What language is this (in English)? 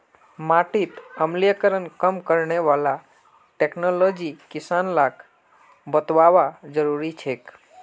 Magahi